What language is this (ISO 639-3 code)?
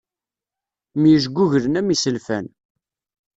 kab